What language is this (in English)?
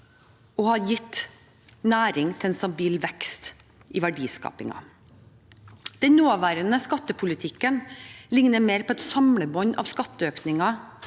Norwegian